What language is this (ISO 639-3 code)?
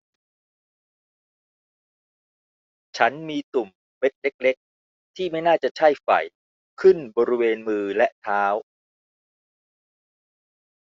tha